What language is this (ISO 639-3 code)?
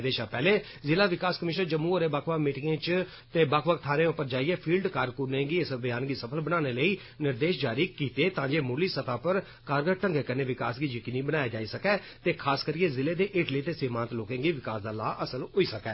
doi